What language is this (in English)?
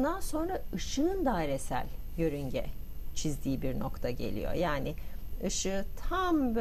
Turkish